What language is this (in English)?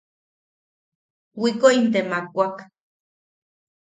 Yaqui